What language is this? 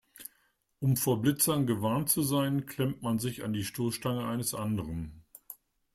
German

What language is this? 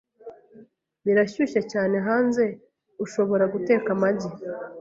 Kinyarwanda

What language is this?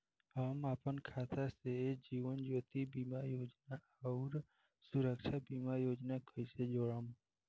Bhojpuri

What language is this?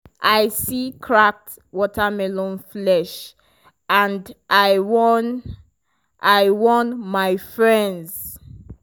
Nigerian Pidgin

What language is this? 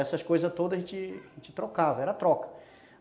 Portuguese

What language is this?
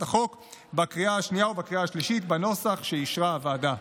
Hebrew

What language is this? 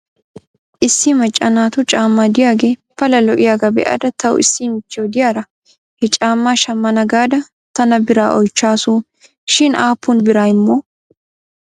Wolaytta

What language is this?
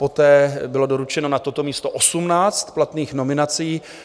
Czech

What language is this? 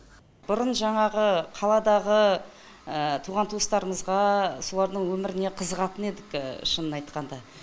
Kazakh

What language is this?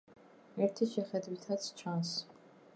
Georgian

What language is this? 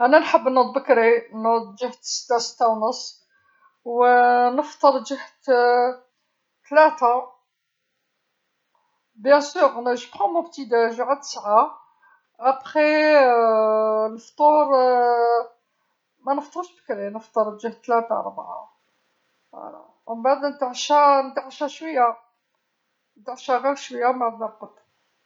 Algerian Arabic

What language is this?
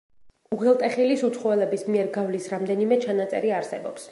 Georgian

